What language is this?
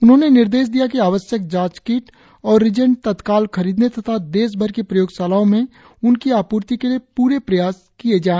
Hindi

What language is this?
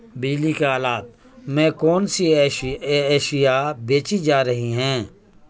Urdu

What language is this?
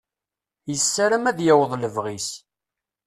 Kabyle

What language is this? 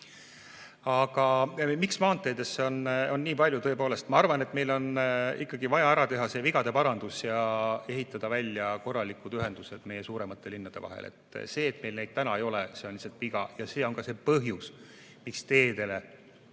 Estonian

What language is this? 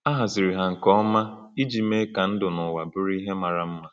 Igbo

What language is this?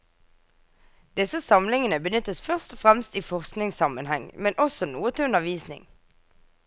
Norwegian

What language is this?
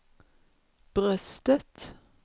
Swedish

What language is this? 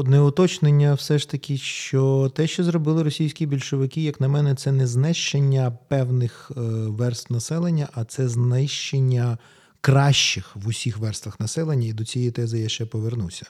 Ukrainian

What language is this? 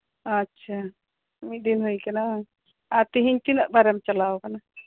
Santali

